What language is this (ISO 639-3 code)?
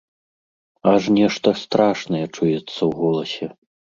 bel